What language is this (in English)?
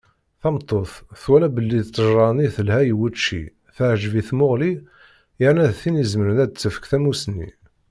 Kabyle